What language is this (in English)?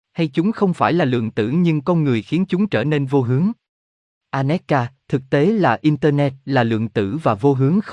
Vietnamese